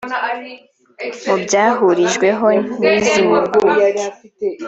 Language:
Kinyarwanda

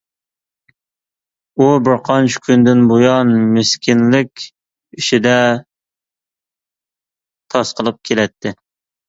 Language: Uyghur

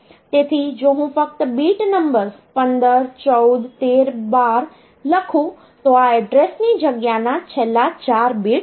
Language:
Gujarati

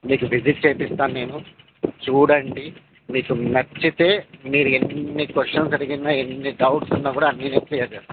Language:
Telugu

